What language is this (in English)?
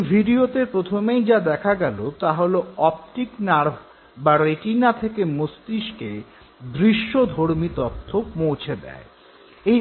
Bangla